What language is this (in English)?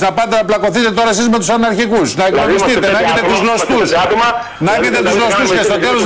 Greek